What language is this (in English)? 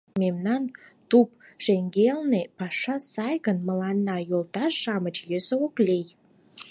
Mari